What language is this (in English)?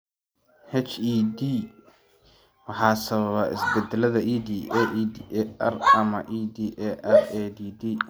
Somali